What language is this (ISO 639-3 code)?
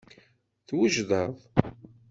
kab